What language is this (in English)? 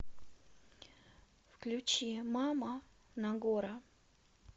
Russian